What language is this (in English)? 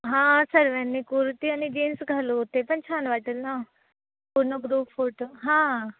Marathi